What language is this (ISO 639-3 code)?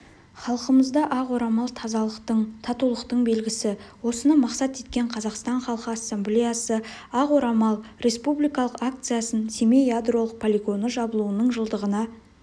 kaz